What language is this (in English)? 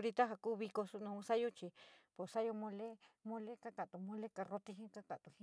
San Miguel El Grande Mixtec